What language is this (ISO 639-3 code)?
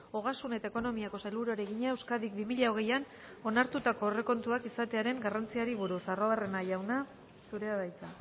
eus